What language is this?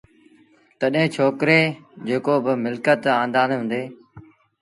Sindhi Bhil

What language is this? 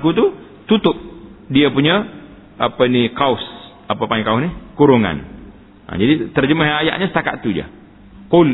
Malay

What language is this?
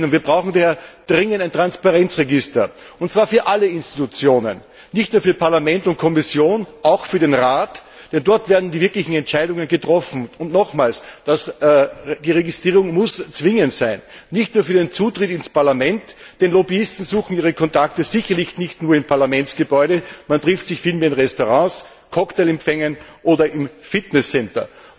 German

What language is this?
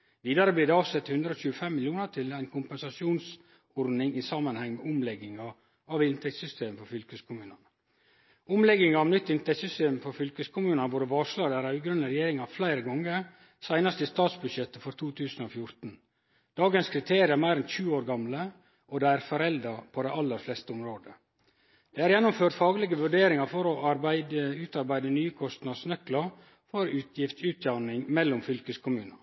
Norwegian Nynorsk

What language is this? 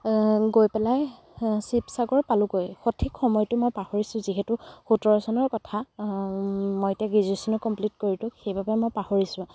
Assamese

